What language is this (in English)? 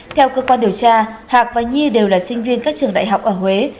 Vietnamese